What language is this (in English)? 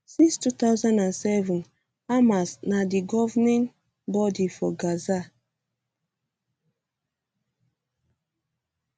Nigerian Pidgin